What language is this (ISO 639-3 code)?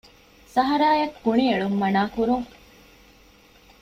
div